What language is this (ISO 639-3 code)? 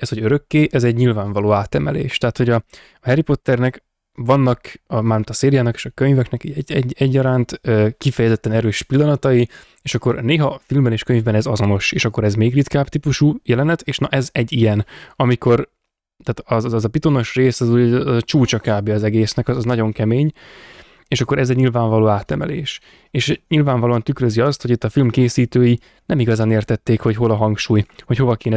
hun